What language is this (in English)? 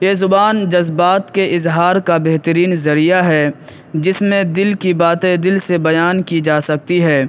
Urdu